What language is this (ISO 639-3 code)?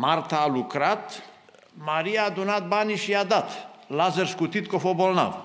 ron